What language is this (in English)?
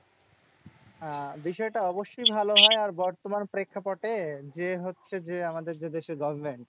Bangla